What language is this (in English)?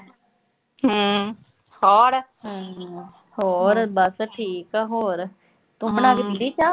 Punjabi